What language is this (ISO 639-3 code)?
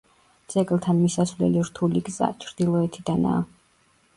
kat